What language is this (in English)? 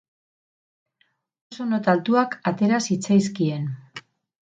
Basque